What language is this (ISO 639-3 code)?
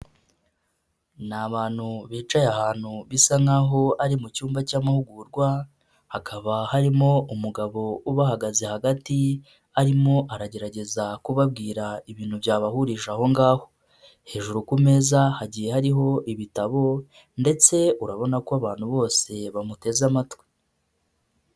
kin